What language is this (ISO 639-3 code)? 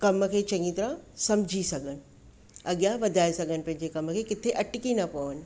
snd